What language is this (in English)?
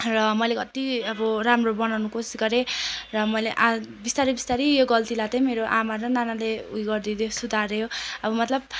Nepali